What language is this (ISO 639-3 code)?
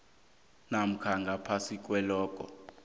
nbl